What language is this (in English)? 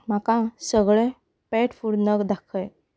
Konkani